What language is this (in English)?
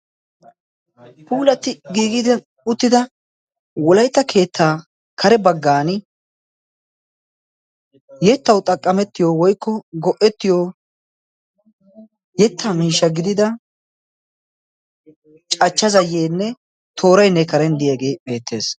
Wolaytta